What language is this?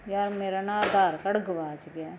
Punjabi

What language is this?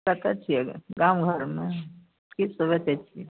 Maithili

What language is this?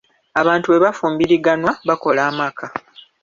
Ganda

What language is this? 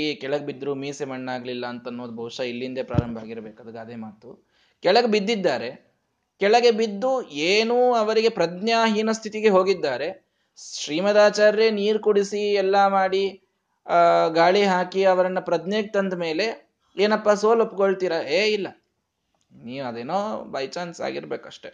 Kannada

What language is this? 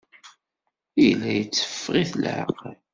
Kabyle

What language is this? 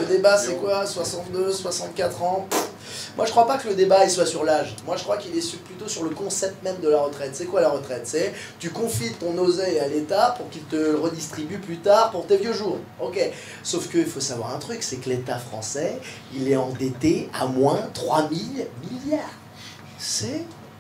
French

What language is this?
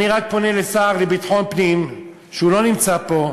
Hebrew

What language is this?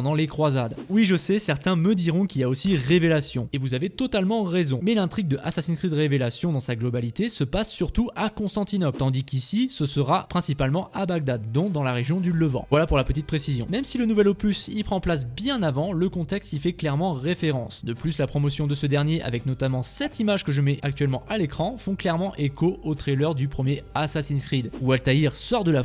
French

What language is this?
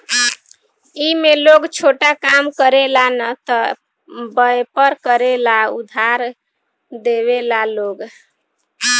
Bhojpuri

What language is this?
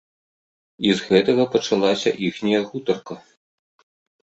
Belarusian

